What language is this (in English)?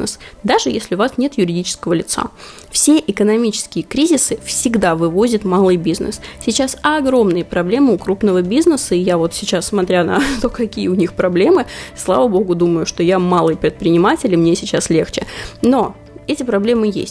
Russian